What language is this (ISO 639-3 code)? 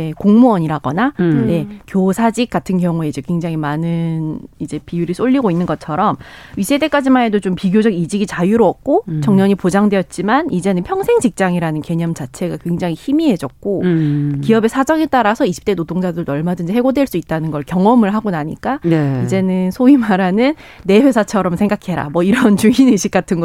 kor